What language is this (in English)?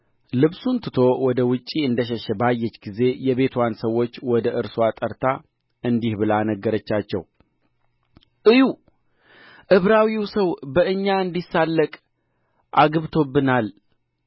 Amharic